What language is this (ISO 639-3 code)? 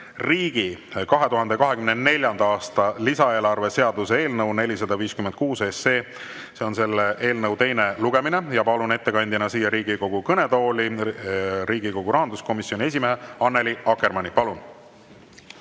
est